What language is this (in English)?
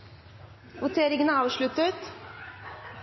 Norwegian Nynorsk